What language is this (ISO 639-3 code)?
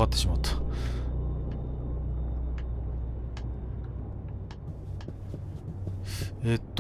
jpn